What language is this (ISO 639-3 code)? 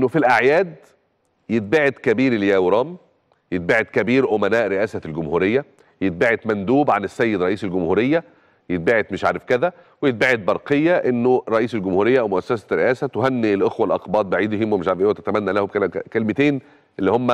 ara